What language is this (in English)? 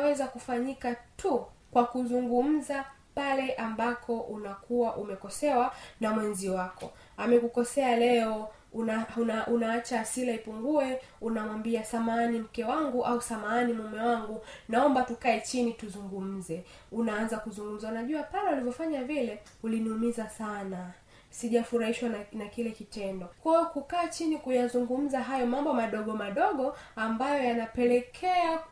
Swahili